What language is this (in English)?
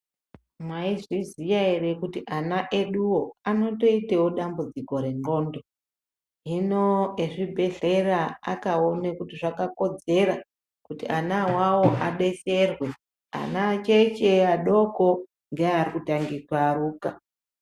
Ndau